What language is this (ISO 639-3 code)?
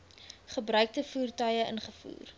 afr